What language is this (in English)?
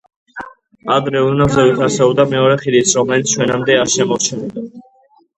Georgian